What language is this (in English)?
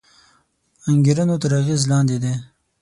Pashto